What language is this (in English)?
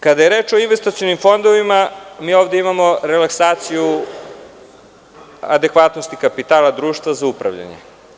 Serbian